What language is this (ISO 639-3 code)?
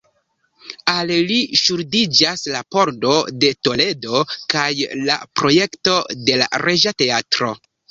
epo